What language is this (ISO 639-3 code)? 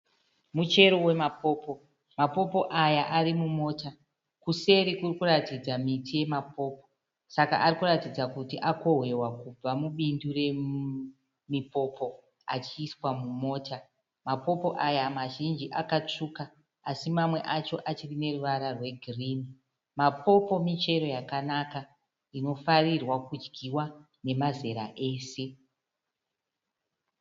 sna